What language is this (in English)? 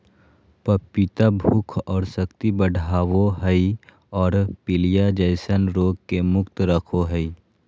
Magahi